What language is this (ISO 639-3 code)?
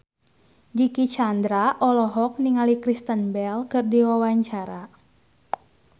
sun